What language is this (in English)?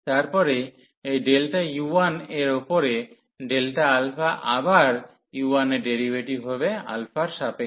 Bangla